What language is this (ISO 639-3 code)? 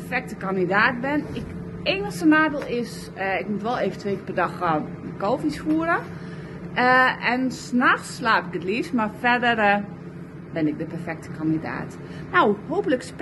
nld